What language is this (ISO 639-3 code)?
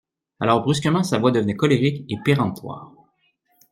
fra